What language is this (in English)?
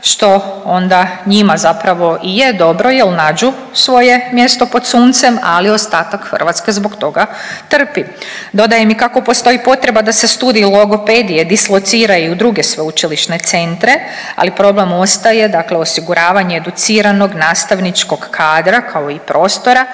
Croatian